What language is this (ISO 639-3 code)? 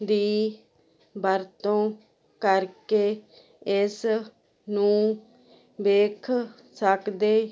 pan